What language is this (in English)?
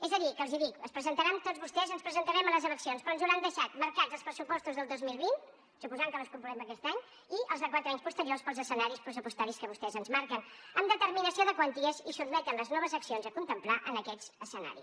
Catalan